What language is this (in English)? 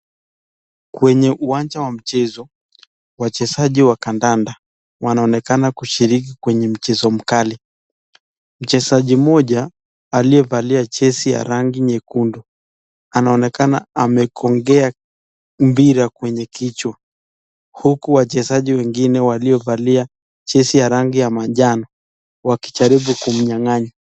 Swahili